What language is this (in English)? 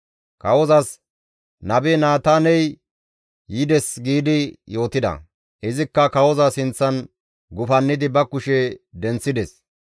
Gamo